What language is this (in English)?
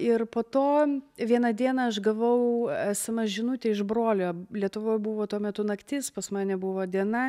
Lithuanian